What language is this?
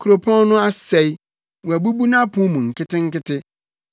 Akan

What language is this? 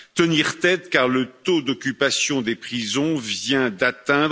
French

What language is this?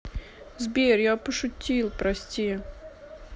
Russian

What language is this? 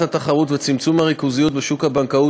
Hebrew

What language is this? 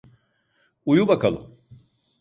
Turkish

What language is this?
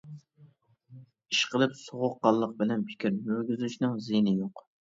Uyghur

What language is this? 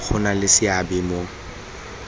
Tswana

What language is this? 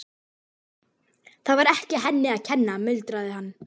Icelandic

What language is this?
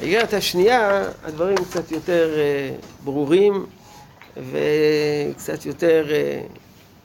Hebrew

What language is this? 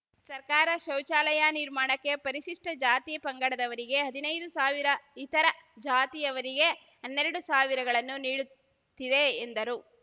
Kannada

